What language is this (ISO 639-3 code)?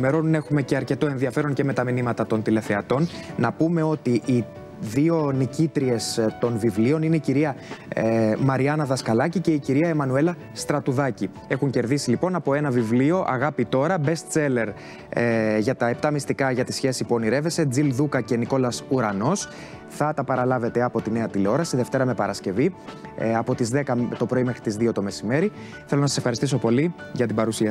ell